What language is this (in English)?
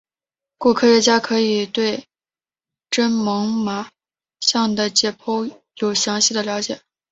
Chinese